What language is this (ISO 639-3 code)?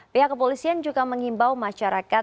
ind